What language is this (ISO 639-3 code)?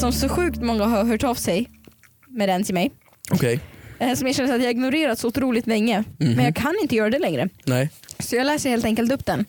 swe